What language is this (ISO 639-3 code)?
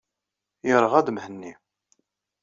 kab